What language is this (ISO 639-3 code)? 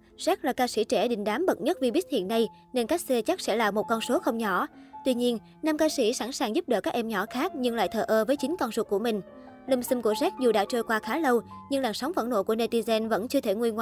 vie